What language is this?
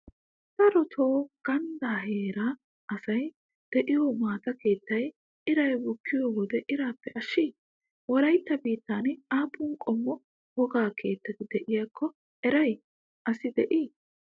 Wolaytta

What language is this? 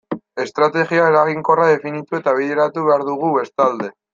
Basque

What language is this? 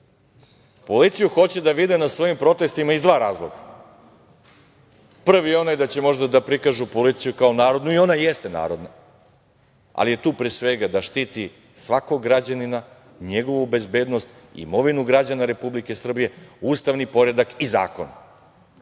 Serbian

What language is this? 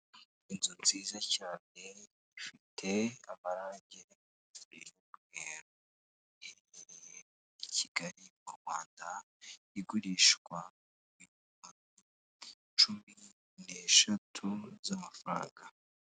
Kinyarwanda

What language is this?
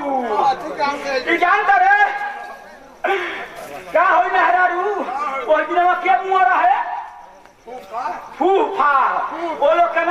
Hindi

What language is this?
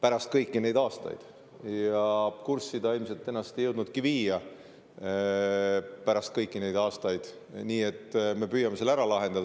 Estonian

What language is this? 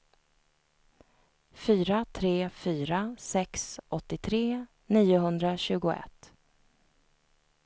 Swedish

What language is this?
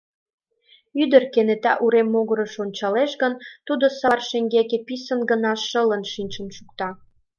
Mari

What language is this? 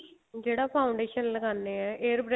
Punjabi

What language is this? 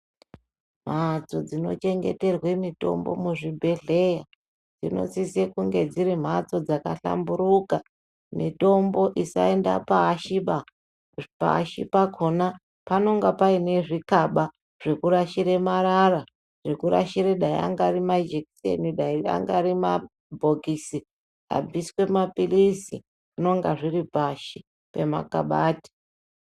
Ndau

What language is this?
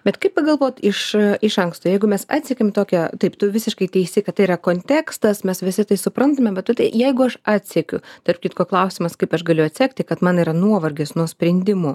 Lithuanian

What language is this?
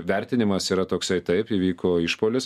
Lithuanian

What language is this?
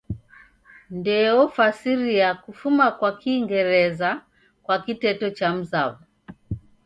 Taita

